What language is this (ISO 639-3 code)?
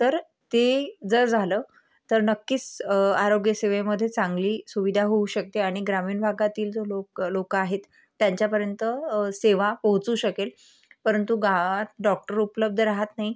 mar